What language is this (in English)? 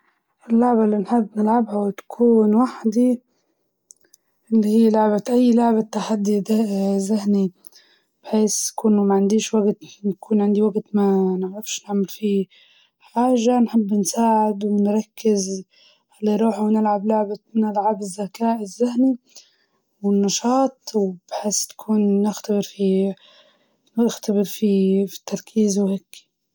Libyan Arabic